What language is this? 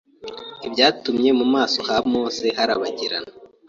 Kinyarwanda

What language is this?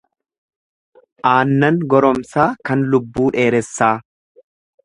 Oromo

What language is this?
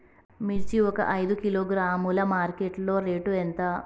Telugu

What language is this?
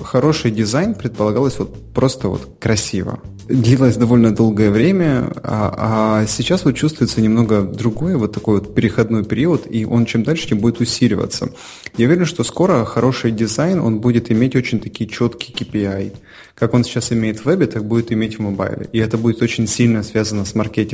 Russian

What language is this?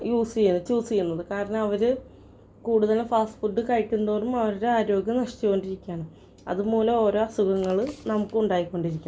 Malayalam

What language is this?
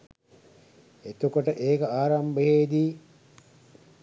Sinhala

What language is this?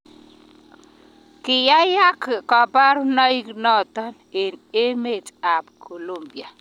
Kalenjin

